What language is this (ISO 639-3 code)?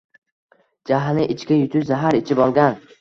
uzb